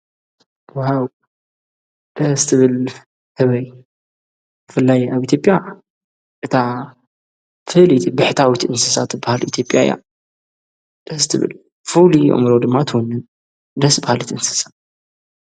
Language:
Tigrinya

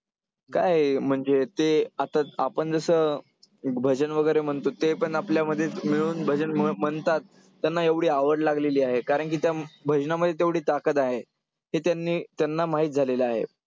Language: Marathi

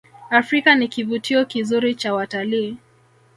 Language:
Swahili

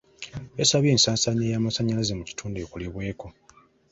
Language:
Ganda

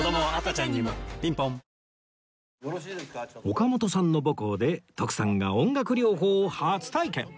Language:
Japanese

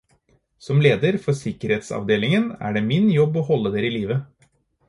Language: Norwegian Bokmål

